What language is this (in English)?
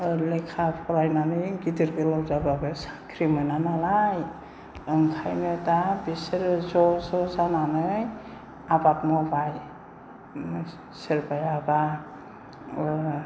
Bodo